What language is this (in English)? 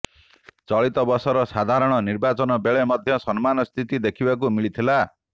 Odia